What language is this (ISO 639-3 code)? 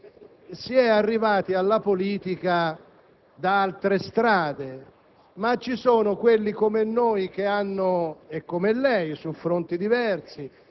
ita